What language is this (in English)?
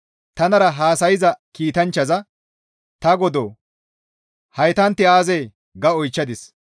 Gamo